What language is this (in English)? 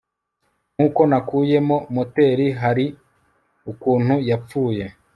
Kinyarwanda